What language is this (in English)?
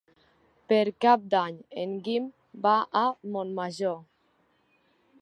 Catalan